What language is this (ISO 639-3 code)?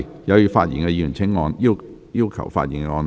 yue